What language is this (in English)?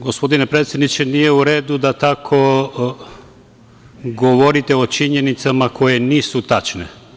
Serbian